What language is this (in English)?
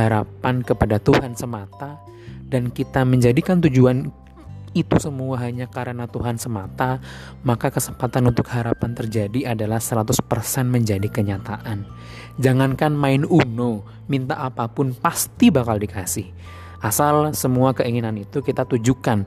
Indonesian